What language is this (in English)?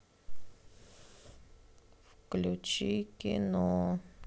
Russian